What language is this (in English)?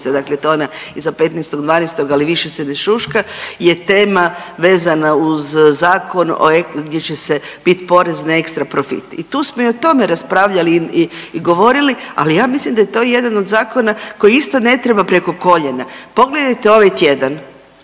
Croatian